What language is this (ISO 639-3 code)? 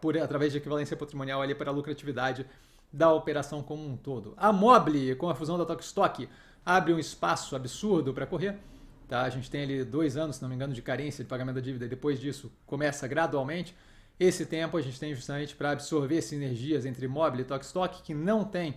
por